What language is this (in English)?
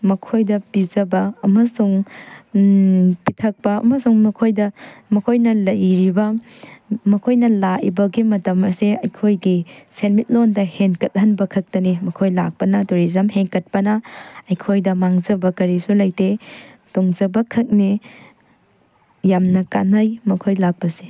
Manipuri